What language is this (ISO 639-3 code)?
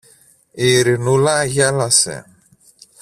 ell